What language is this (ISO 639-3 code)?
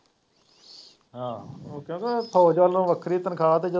pan